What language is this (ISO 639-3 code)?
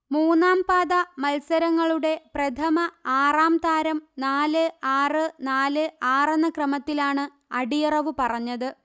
mal